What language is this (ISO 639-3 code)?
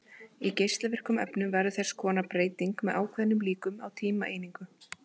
isl